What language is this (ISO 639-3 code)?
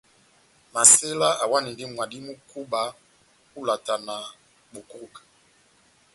bnm